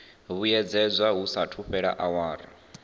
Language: Venda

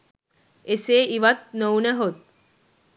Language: Sinhala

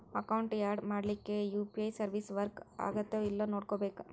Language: Kannada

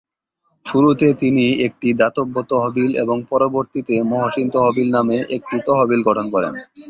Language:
Bangla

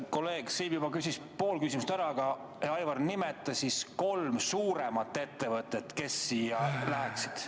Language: Estonian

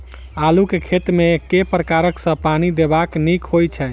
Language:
Maithili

